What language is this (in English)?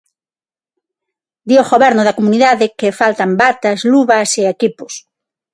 Galician